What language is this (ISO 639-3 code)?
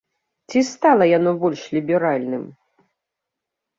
bel